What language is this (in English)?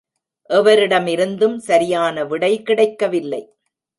Tamil